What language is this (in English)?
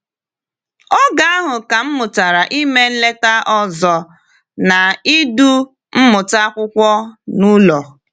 Igbo